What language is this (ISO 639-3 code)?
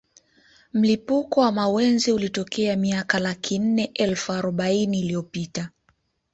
swa